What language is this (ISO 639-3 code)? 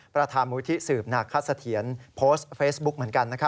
tha